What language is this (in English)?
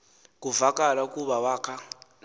Xhosa